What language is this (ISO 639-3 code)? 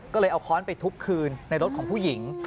tha